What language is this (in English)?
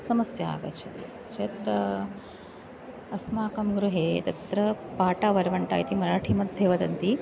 Sanskrit